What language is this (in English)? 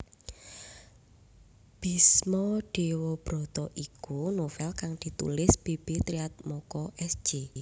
Javanese